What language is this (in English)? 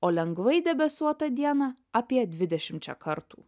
Lithuanian